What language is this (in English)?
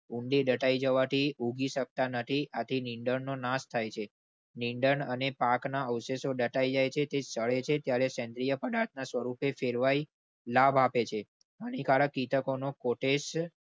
Gujarati